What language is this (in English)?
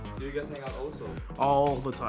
Indonesian